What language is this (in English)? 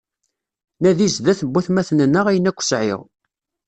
Kabyle